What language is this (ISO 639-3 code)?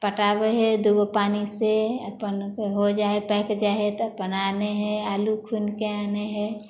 mai